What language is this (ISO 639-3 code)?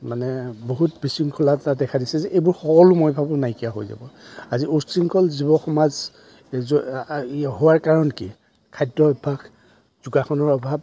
asm